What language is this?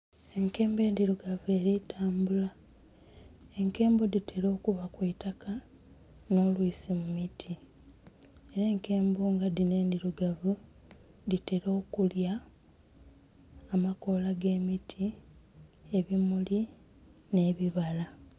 Soga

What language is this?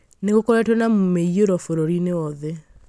Kikuyu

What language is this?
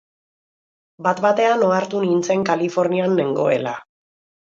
Basque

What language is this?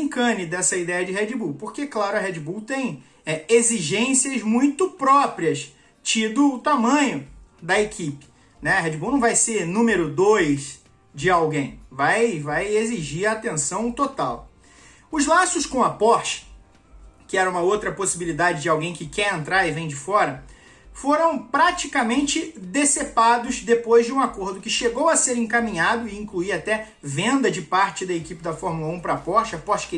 Portuguese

